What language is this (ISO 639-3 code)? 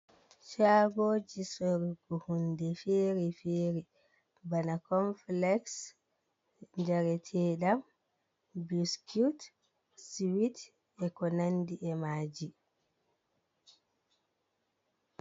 ful